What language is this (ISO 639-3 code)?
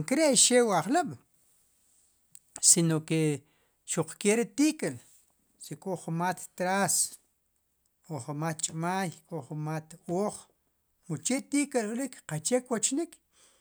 qum